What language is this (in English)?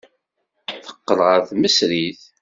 Kabyle